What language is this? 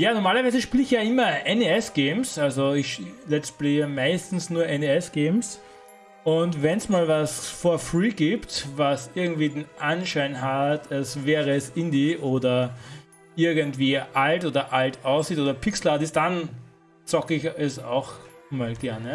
German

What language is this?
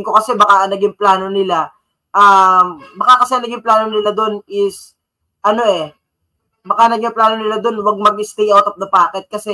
Filipino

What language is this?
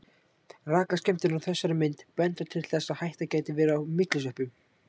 Icelandic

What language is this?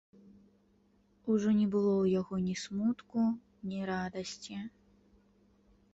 Belarusian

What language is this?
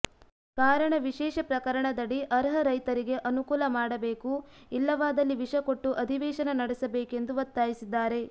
Kannada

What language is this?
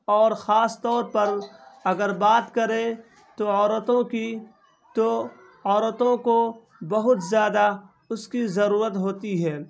Urdu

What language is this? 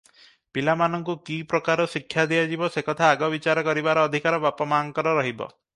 Odia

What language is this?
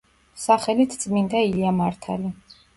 Georgian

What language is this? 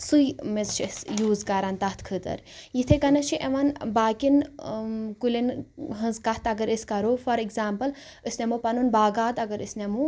Kashmiri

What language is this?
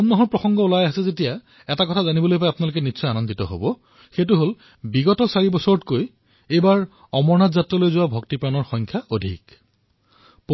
Assamese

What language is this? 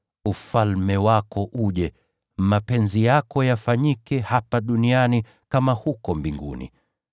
Swahili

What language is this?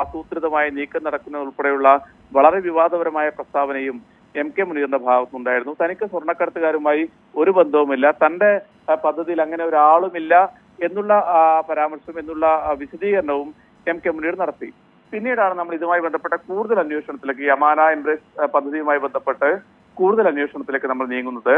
Malayalam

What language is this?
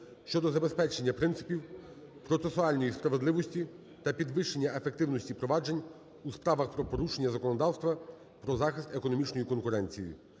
Ukrainian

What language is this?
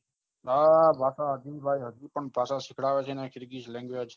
Gujarati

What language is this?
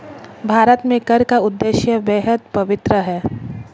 Hindi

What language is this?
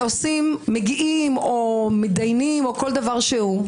Hebrew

